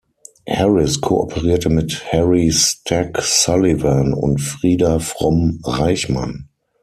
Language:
German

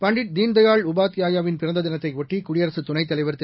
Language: Tamil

